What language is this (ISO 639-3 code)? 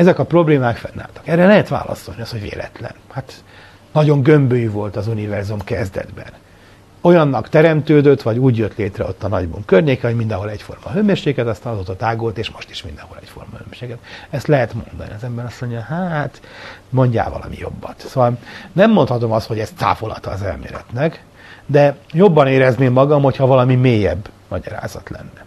hun